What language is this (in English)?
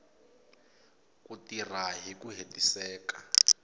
Tsonga